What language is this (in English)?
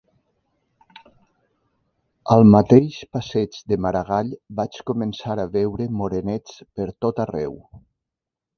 Catalan